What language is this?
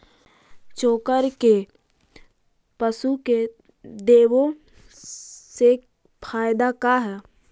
Magahi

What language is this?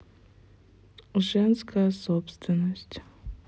Russian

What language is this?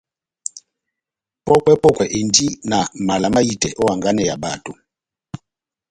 Batanga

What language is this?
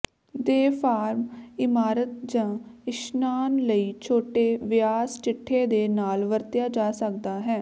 Punjabi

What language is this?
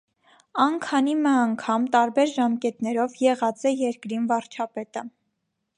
Armenian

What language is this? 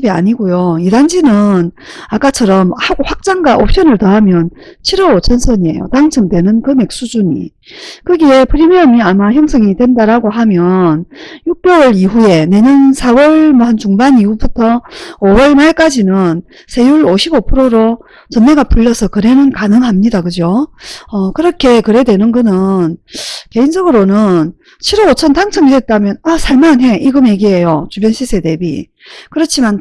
Korean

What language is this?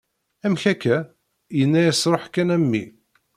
Kabyle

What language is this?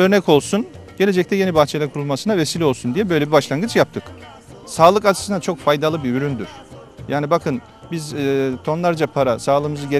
Turkish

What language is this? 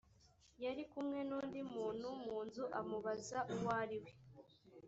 Kinyarwanda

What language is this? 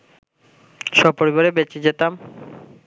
Bangla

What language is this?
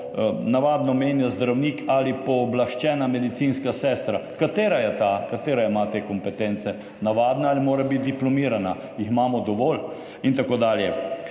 Slovenian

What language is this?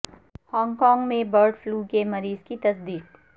Urdu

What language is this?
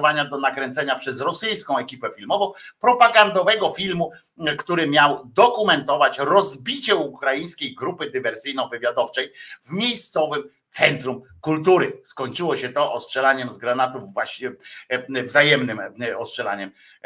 Polish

